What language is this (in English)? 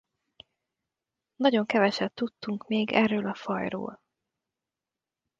Hungarian